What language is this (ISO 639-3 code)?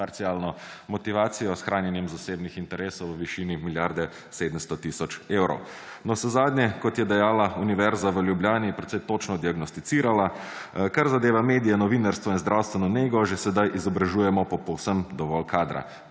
slv